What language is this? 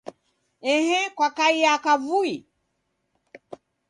Taita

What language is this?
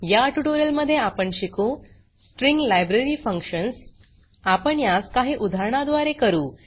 Marathi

